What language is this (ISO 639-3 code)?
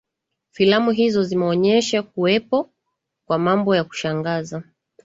swa